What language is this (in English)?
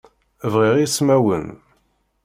Kabyle